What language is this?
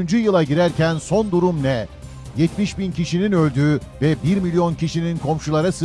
Turkish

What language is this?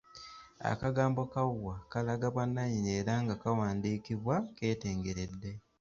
Ganda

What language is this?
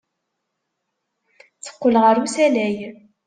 Kabyle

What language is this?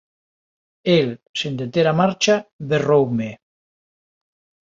Galician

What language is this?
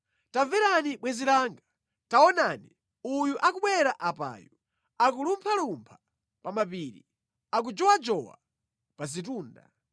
Nyanja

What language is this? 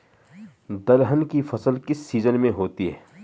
Hindi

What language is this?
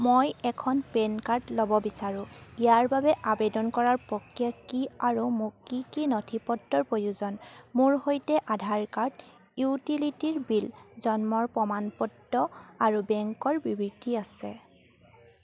Assamese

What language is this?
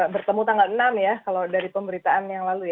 Indonesian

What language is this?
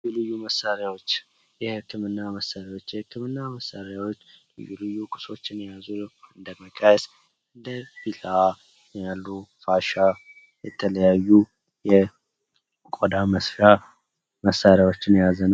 Amharic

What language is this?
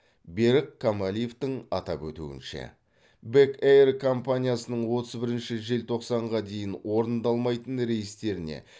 Kazakh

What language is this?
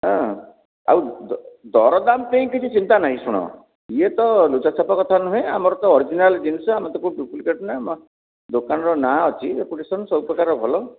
Odia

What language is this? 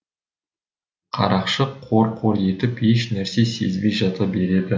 Kazakh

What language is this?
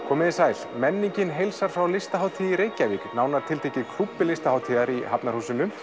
Icelandic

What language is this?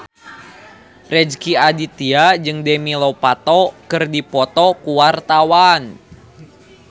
Sundanese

